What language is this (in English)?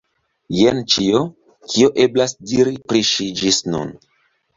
Esperanto